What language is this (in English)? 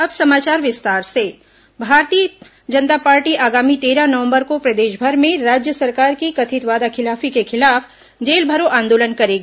Hindi